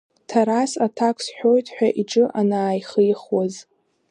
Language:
Abkhazian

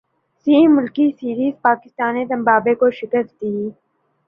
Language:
Urdu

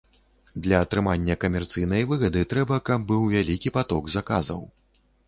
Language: Belarusian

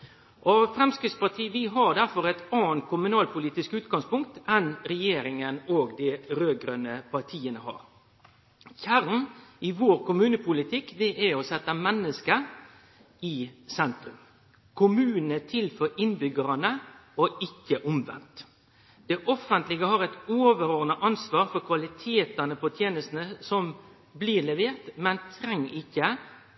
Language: Norwegian Nynorsk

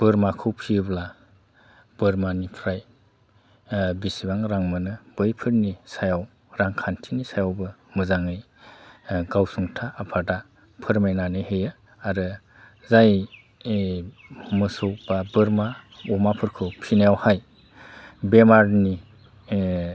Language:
Bodo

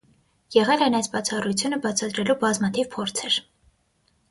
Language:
Armenian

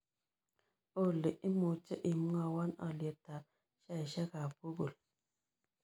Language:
Kalenjin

